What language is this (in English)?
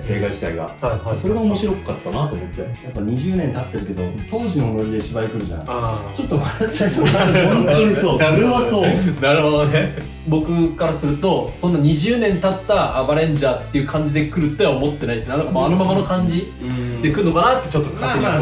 Japanese